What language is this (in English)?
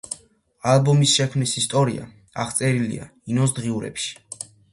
Georgian